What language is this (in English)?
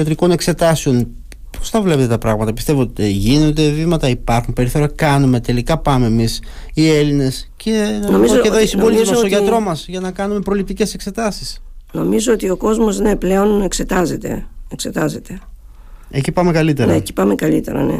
Greek